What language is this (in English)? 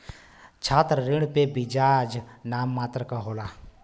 Bhojpuri